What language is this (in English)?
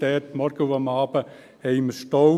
Swiss German